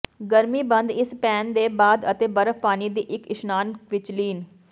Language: Punjabi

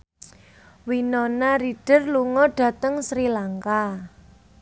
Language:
Javanese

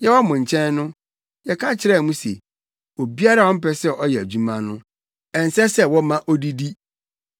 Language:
Akan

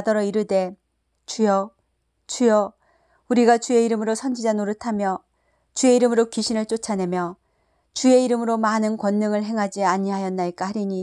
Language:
Korean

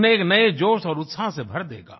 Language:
Hindi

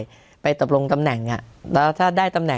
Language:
Thai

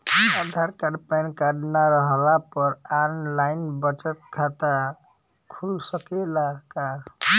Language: Bhojpuri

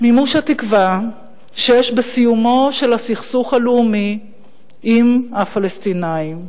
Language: Hebrew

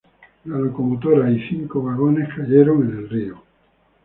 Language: Spanish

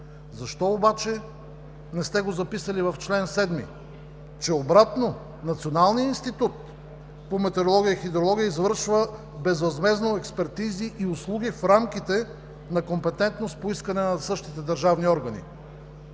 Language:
Bulgarian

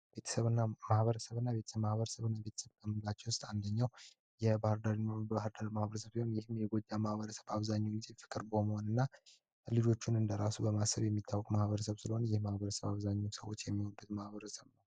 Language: Amharic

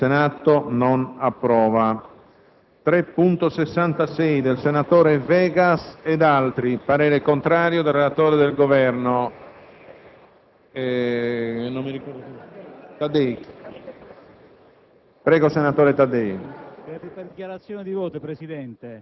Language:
Italian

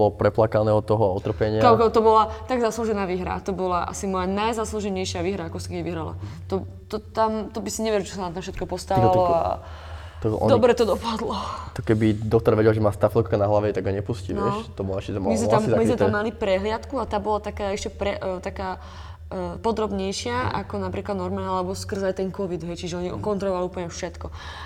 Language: Slovak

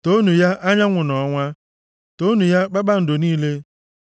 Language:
Igbo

